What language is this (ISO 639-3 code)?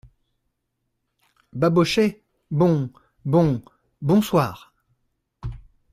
fra